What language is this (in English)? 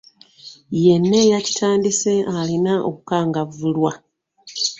Ganda